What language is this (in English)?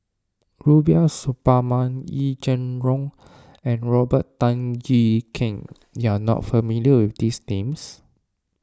English